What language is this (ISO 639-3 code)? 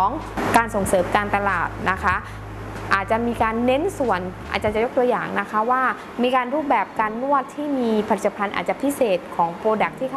tha